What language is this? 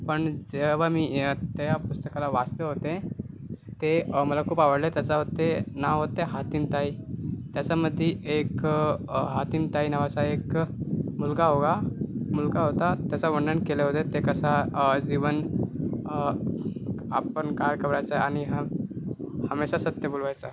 Marathi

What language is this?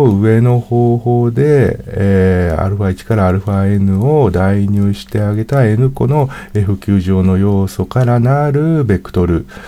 Japanese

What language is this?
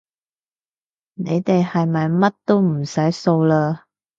Cantonese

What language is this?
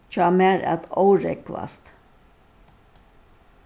Faroese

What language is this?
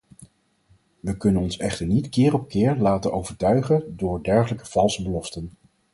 Dutch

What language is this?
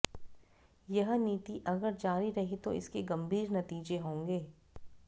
Hindi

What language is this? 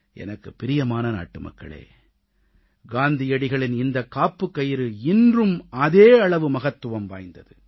Tamil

